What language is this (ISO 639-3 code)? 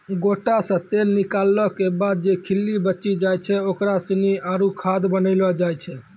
mai